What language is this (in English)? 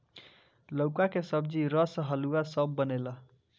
Bhojpuri